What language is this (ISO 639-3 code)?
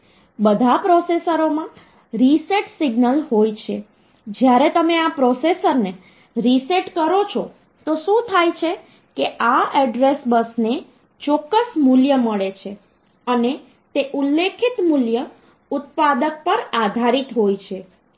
guj